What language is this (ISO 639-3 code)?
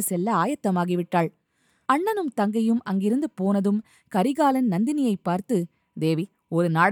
tam